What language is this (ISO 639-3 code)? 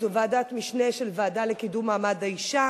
heb